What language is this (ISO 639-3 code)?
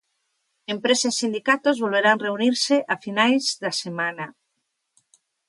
glg